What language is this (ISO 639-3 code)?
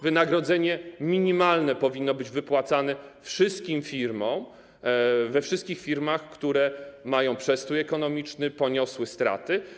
pol